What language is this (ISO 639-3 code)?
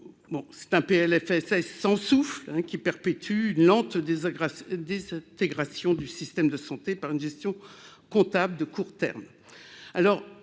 fra